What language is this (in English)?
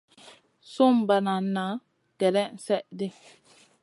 Masana